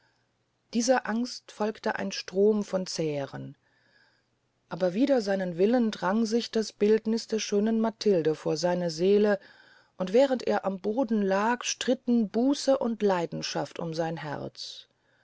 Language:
German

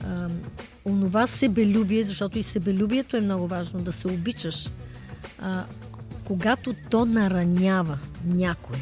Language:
Bulgarian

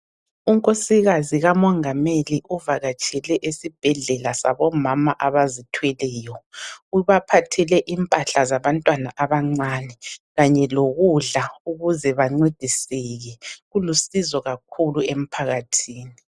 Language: North Ndebele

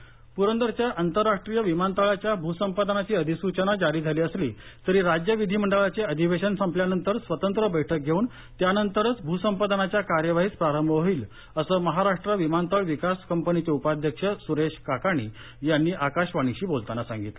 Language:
Marathi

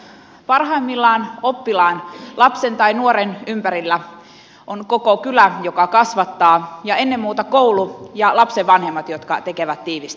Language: Finnish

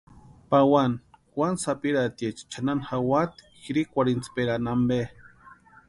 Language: Western Highland Purepecha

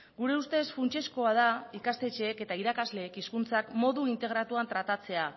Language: Basque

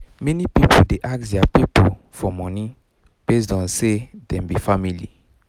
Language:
Nigerian Pidgin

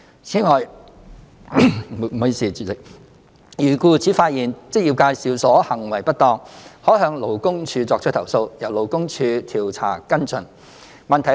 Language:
Cantonese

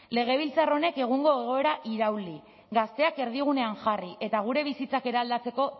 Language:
Basque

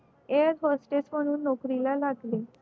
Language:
Marathi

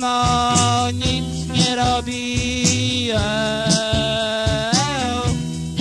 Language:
Polish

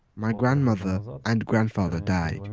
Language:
English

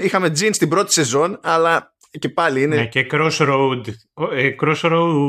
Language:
Greek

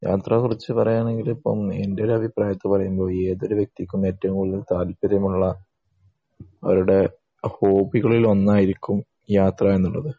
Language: Malayalam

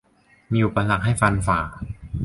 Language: Thai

